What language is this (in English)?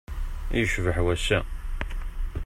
Kabyle